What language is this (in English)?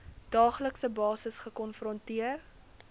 Afrikaans